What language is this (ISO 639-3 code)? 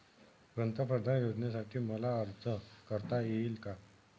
mar